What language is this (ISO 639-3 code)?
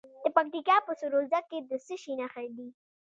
pus